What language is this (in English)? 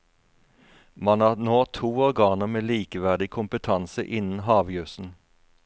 Norwegian